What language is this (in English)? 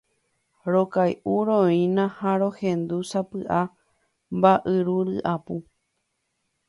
Guarani